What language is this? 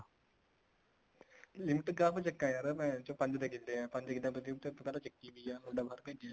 Punjabi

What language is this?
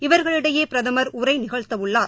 Tamil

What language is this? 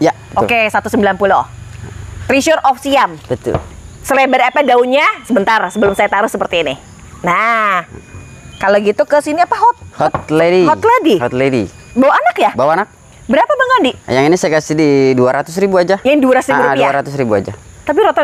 Indonesian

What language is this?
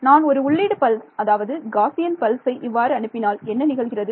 Tamil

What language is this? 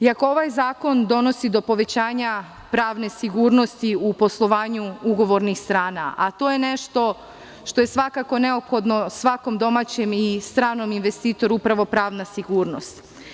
Serbian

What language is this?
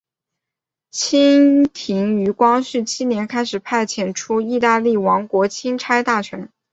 Chinese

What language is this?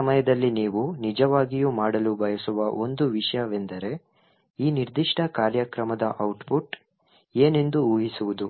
Kannada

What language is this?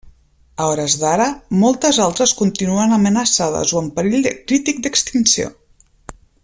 Catalan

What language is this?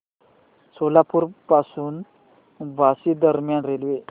Marathi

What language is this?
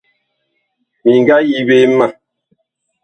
Bakoko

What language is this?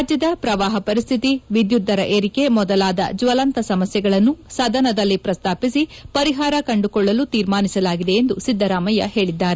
Kannada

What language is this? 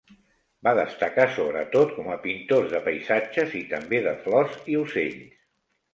Catalan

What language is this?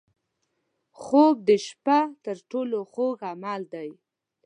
Pashto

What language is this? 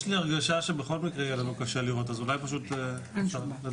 Hebrew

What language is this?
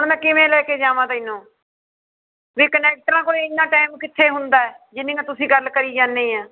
Punjabi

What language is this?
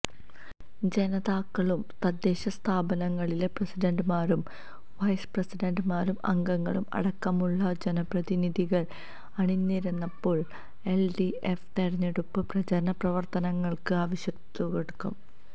Malayalam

